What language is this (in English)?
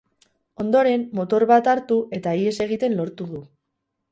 Basque